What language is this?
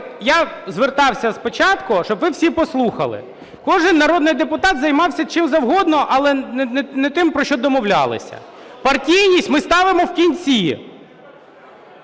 Ukrainian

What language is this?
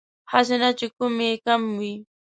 Pashto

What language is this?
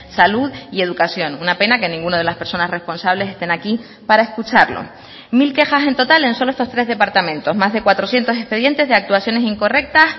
Spanish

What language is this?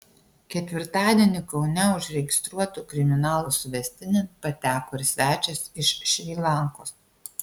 Lithuanian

